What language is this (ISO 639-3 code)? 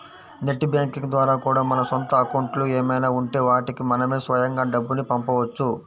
tel